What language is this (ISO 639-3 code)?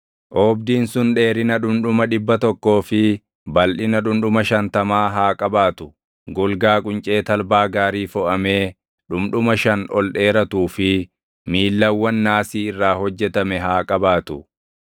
orm